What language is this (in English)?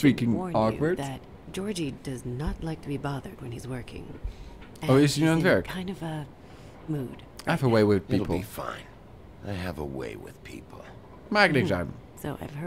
Dutch